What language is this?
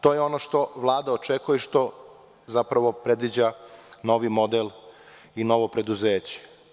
Serbian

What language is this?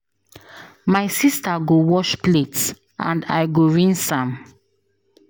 Nigerian Pidgin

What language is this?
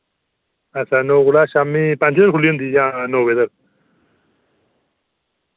Dogri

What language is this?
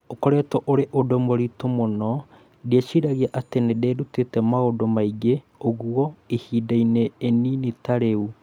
Kikuyu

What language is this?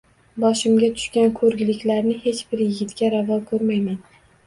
Uzbek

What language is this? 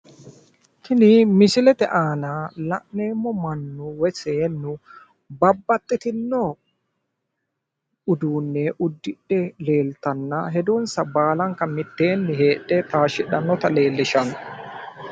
Sidamo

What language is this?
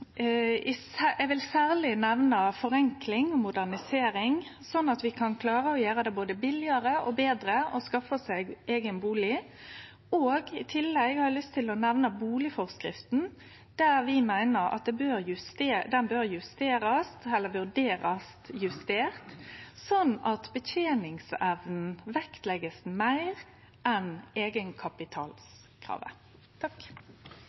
Norwegian Nynorsk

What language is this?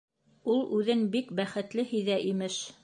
Bashkir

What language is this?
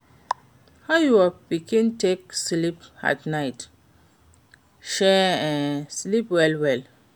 Nigerian Pidgin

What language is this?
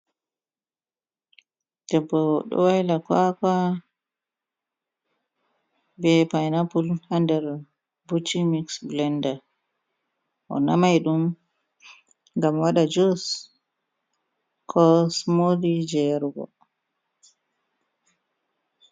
Fula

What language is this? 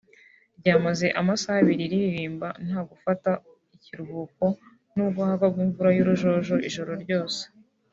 Kinyarwanda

